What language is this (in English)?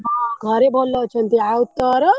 Odia